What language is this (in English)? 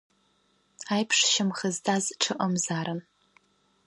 Abkhazian